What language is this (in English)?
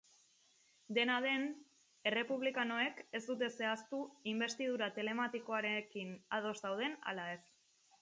Basque